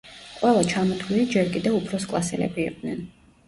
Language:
Georgian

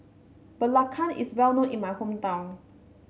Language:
English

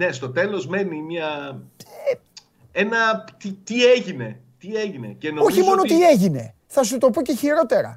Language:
Greek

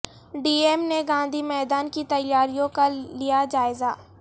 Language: Urdu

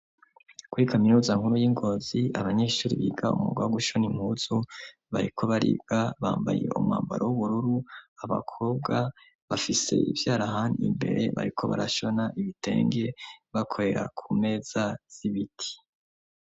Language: Rundi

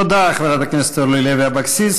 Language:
Hebrew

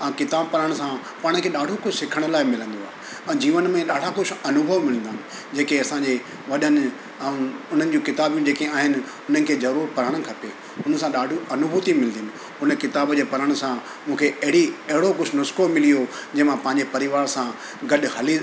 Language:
Sindhi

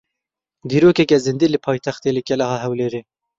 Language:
Kurdish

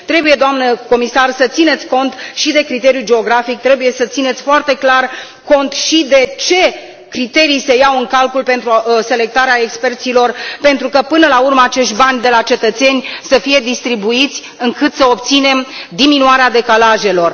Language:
Romanian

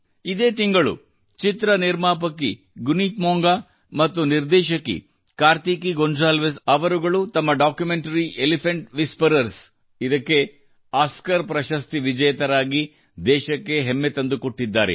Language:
Kannada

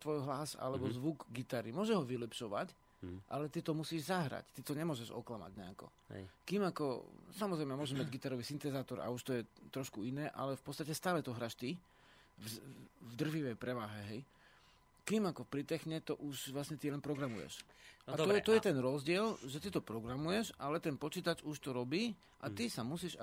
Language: Slovak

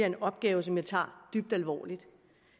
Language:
Danish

